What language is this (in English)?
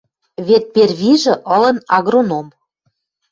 Western Mari